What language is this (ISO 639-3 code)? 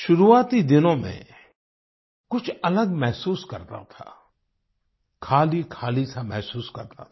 hin